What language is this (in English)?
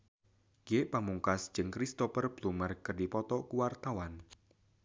Sundanese